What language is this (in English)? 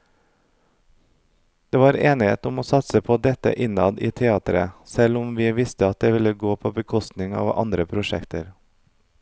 Norwegian